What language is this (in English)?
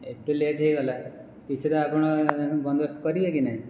Odia